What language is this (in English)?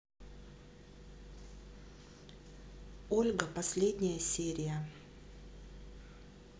Russian